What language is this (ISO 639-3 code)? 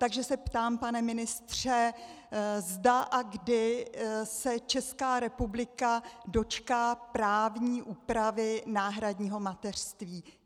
ces